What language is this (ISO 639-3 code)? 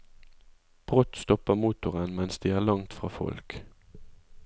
nor